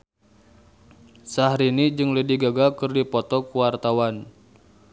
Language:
Sundanese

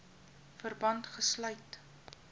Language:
Afrikaans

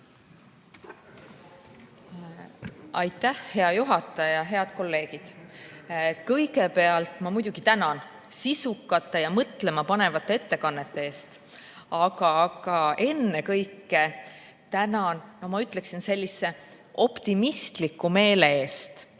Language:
Estonian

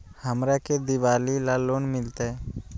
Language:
Magahi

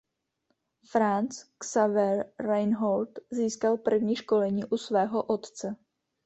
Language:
Czech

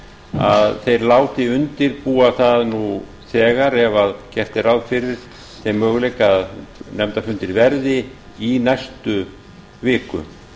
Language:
Icelandic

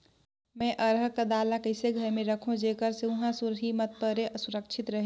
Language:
Chhattisgarhi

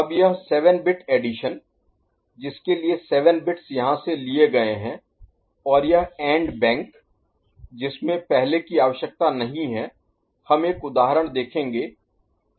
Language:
Hindi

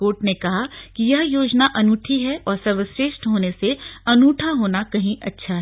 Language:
Hindi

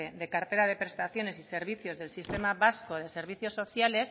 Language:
Spanish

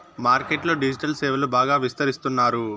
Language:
Telugu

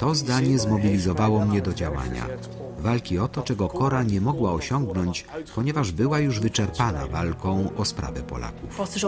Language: Polish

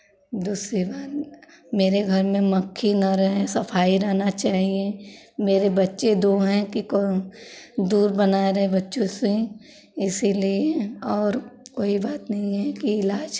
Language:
Hindi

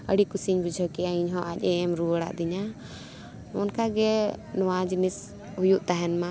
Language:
Santali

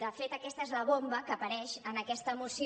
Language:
Catalan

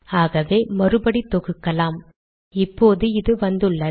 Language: Tamil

